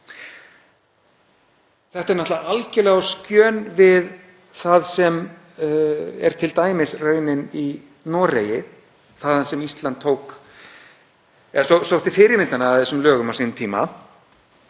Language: Icelandic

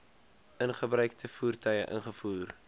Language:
Afrikaans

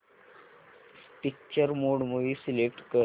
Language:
Marathi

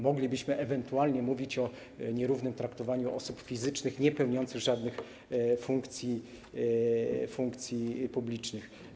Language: Polish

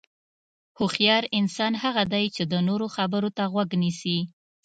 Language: Pashto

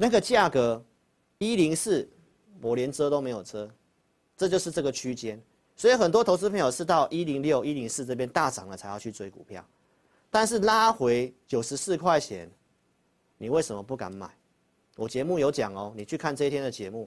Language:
Chinese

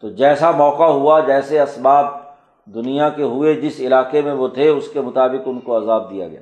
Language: Urdu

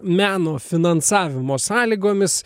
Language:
Lithuanian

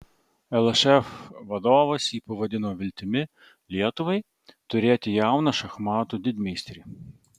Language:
Lithuanian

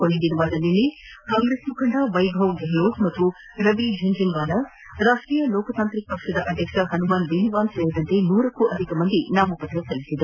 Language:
Kannada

